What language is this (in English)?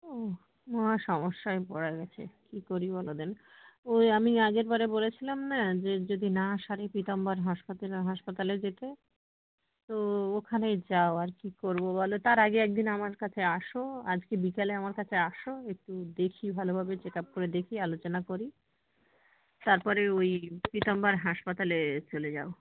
Bangla